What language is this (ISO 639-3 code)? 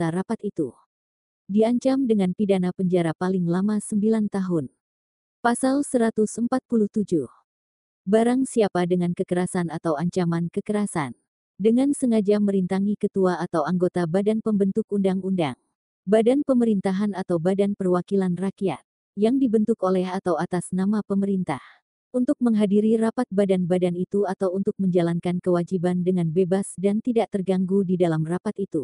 ind